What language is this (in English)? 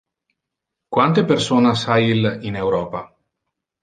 Interlingua